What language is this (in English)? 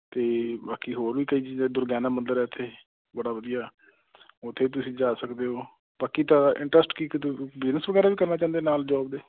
Punjabi